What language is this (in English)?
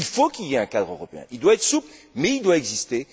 French